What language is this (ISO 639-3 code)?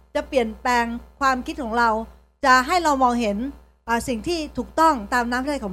tha